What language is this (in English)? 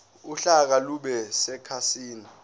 Zulu